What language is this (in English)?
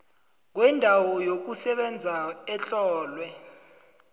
South Ndebele